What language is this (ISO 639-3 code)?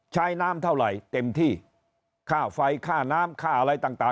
tha